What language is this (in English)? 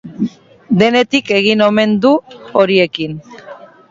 Basque